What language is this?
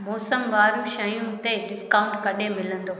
Sindhi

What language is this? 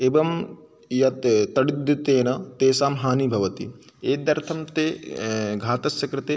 Sanskrit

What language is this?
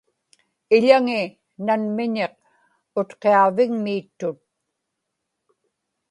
Inupiaq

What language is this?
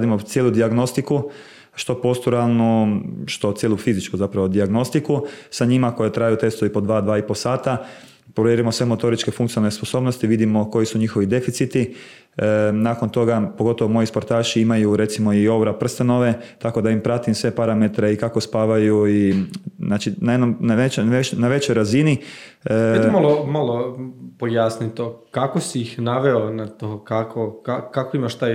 Croatian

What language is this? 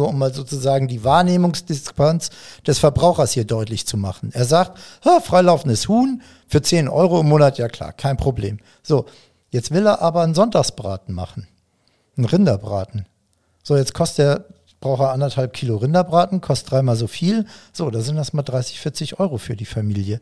German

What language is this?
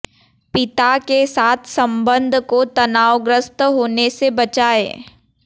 Hindi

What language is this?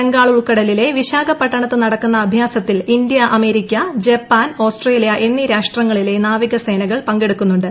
Malayalam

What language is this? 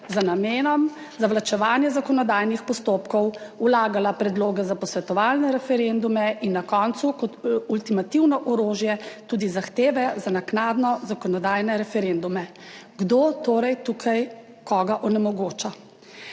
Slovenian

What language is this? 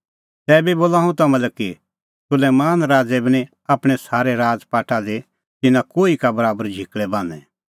Kullu Pahari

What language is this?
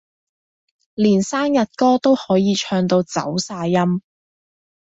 Cantonese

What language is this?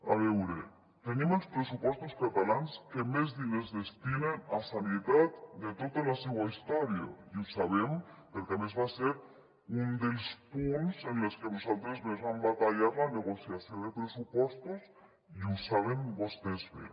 Catalan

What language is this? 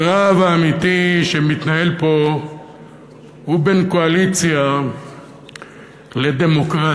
Hebrew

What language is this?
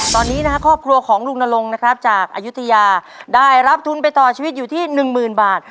Thai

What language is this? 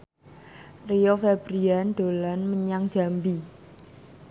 Javanese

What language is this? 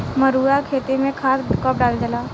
Bhojpuri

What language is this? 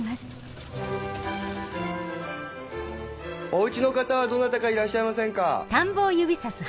Japanese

